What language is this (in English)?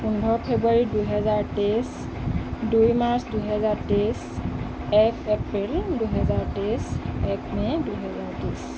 Assamese